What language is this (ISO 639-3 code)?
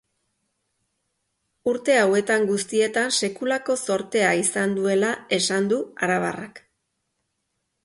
eus